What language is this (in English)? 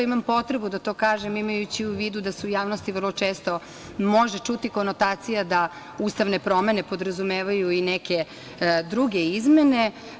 Serbian